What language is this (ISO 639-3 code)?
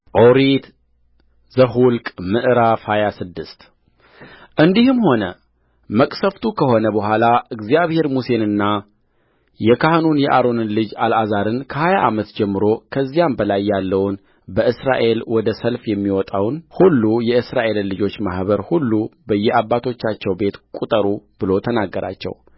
amh